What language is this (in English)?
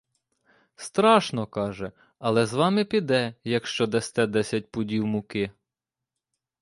Ukrainian